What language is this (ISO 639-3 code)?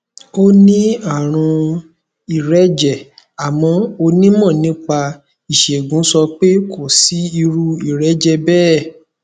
yor